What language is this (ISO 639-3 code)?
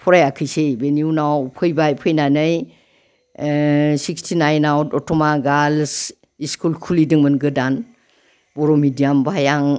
brx